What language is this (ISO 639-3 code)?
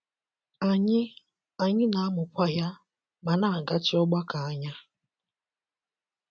ibo